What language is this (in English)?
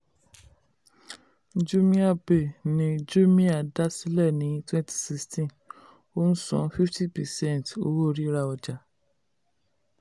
Yoruba